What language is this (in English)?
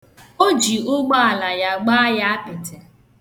Igbo